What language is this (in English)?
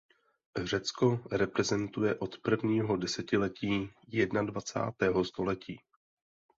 Czech